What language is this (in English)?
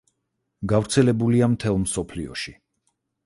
Georgian